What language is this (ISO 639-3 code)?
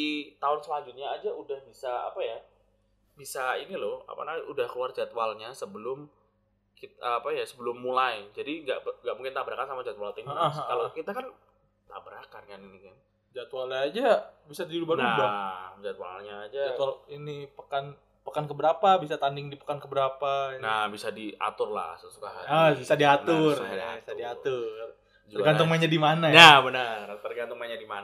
ind